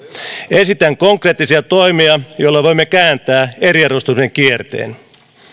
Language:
Finnish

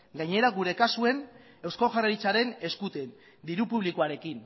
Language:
Basque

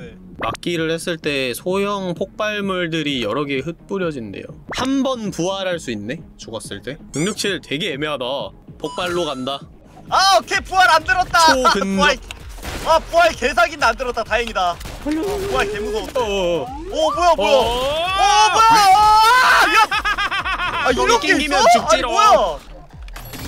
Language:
Korean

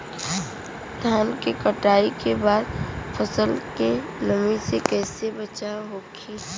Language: Bhojpuri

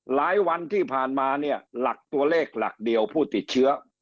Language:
Thai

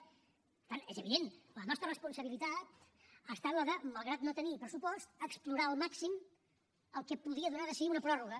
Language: Catalan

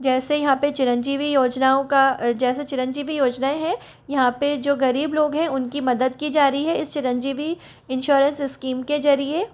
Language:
Hindi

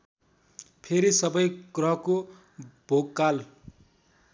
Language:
Nepali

